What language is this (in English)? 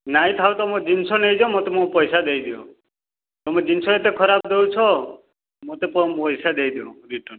Odia